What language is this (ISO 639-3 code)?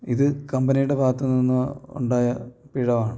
mal